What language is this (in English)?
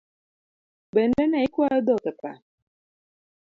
Luo (Kenya and Tanzania)